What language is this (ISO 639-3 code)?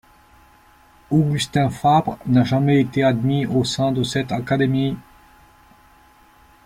fra